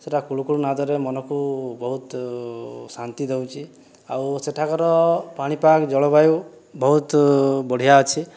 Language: Odia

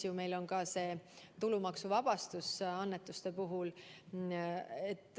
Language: Estonian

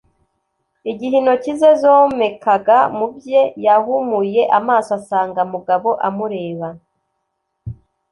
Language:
Kinyarwanda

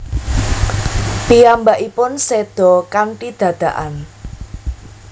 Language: Javanese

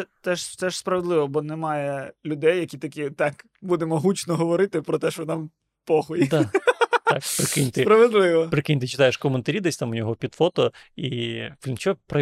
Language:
Ukrainian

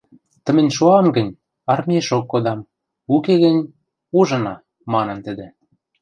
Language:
Western Mari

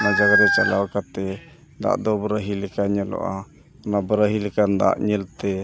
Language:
Santali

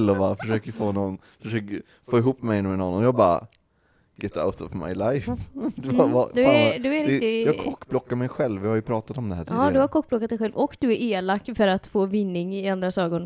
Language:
Swedish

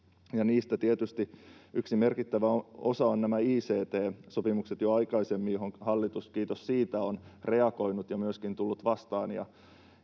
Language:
Finnish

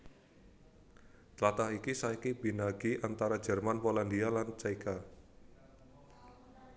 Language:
Javanese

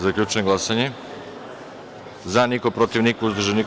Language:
Serbian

